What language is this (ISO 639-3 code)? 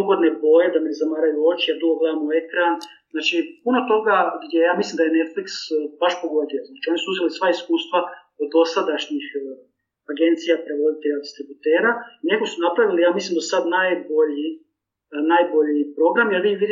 hrv